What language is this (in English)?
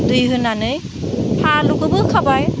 Bodo